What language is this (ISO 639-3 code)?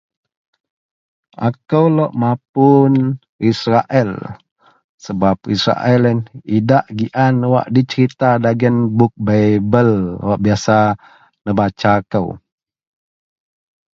mel